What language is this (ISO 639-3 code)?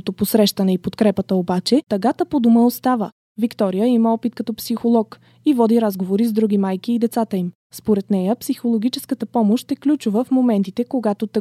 bul